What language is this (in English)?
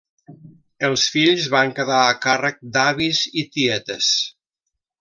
Catalan